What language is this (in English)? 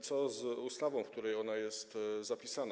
Polish